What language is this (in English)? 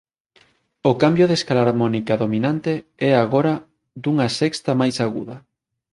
Galician